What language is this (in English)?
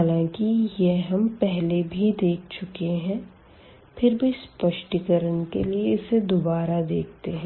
Hindi